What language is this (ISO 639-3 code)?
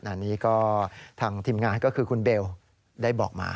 tha